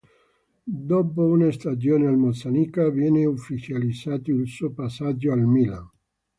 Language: Italian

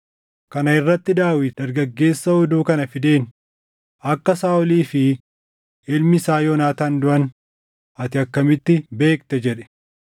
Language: Oromo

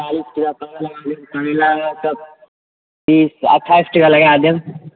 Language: Maithili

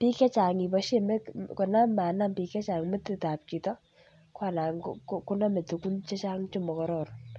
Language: Kalenjin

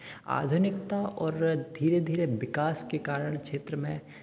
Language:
Hindi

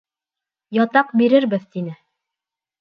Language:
Bashkir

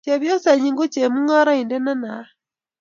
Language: Kalenjin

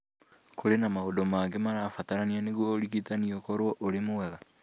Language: Kikuyu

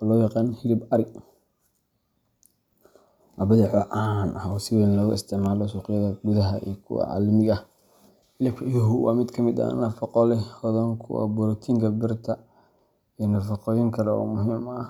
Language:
Somali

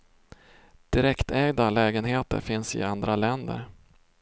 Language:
Swedish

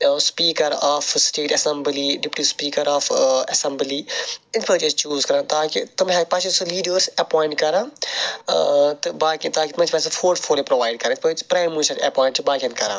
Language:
Kashmiri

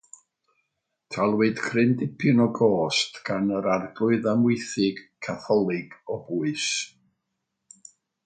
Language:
Welsh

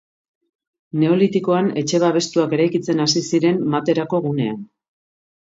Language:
Basque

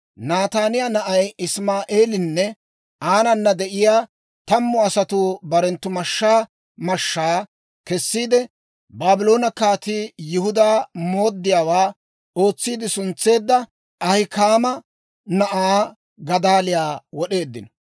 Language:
Dawro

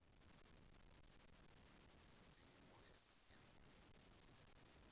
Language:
Russian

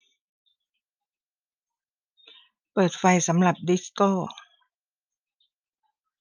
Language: Thai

